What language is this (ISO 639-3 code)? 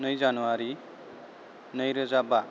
brx